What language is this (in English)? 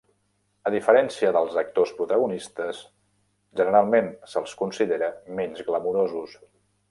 Catalan